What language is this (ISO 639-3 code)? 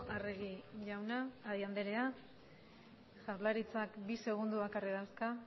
eus